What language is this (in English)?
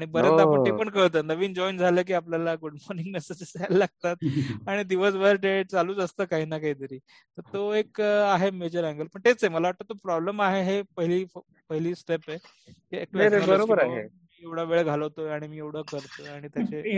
Marathi